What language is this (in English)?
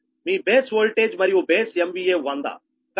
Telugu